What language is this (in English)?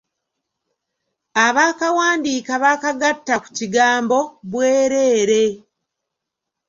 Ganda